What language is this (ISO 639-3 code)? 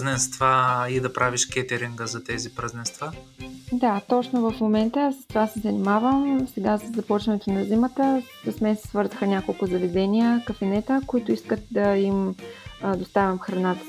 bul